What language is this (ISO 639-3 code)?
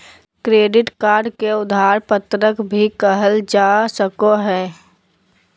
mag